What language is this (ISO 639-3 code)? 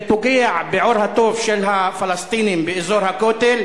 heb